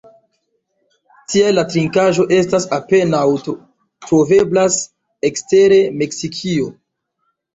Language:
Esperanto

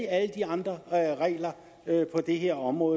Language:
Danish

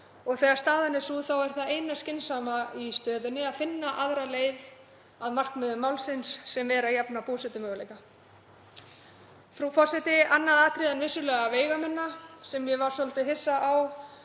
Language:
Icelandic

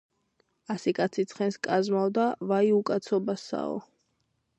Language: Georgian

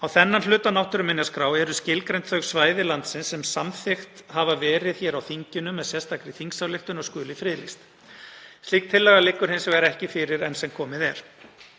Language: Icelandic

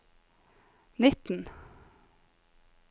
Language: Norwegian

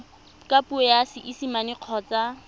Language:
Tswana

